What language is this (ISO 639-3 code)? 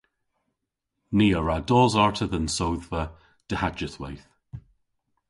cor